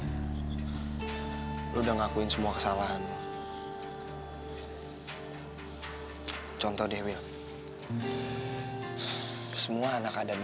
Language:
Indonesian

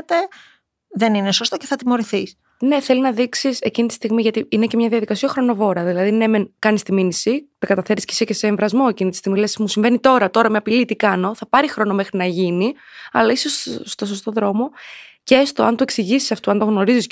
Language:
Greek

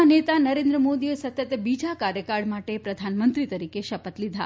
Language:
Gujarati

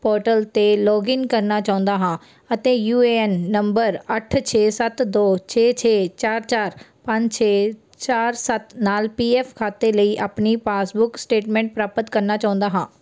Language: Punjabi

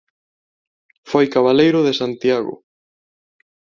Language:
Galician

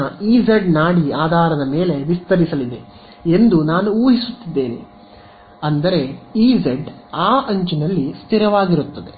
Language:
Kannada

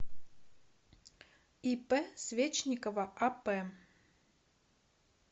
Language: Russian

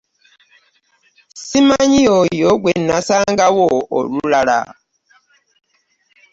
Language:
Ganda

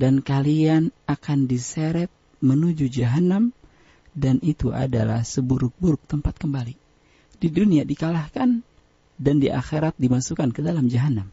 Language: Indonesian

